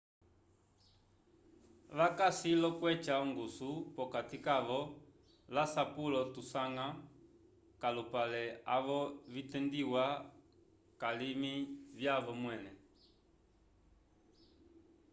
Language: Umbundu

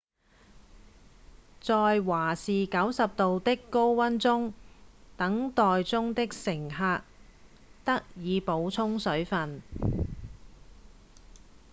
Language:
Cantonese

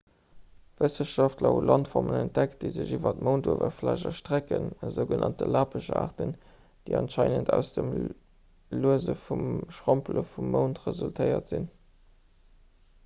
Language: Luxembourgish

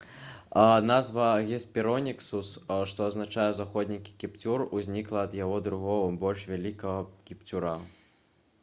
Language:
Belarusian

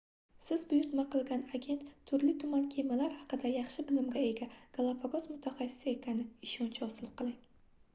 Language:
Uzbek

